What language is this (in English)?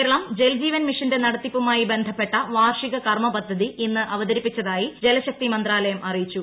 Malayalam